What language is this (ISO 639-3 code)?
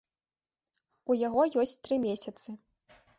bel